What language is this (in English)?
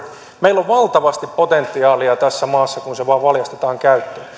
Finnish